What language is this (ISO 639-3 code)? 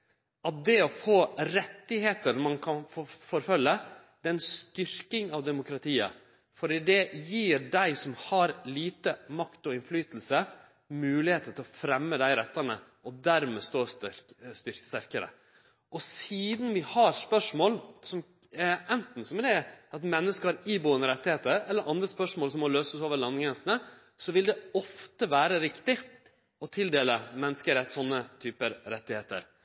nno